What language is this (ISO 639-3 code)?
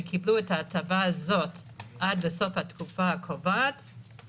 heb